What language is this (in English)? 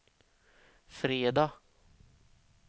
Swedish